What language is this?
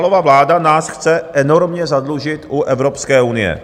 Czech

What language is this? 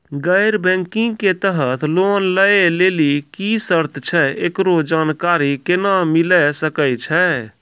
Maithili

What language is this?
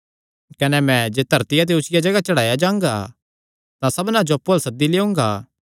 Kangri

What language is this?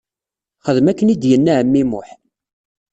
Kabyle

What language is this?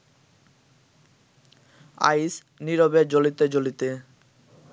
Bangla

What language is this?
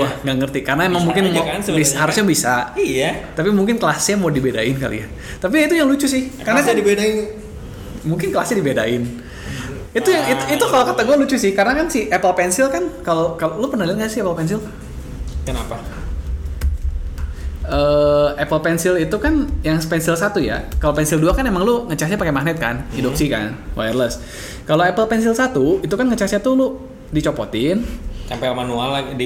Indonesian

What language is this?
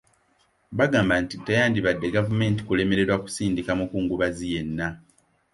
Ganda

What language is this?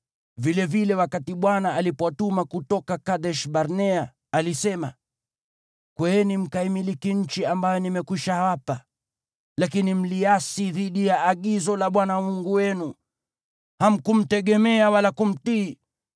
Swahili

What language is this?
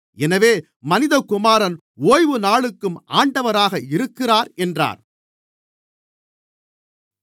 Tamil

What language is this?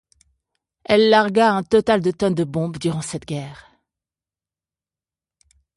French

